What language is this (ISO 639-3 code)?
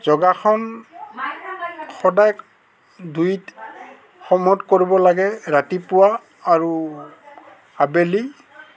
asm